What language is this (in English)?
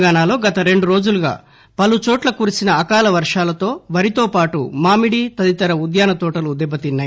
Telugu